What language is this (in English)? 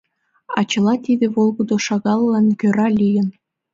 Mari